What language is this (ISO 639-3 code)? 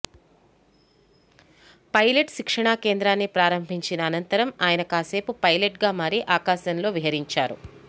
tel